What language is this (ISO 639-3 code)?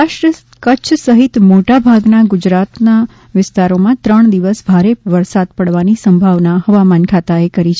guj